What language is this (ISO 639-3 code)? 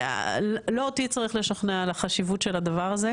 heb